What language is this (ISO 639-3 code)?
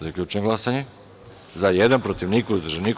srp